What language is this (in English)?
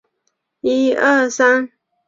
Chinese